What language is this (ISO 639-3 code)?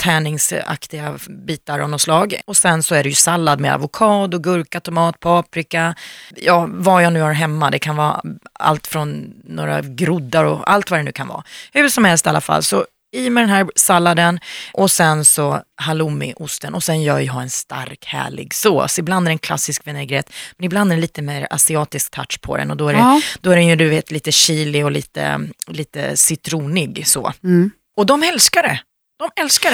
swe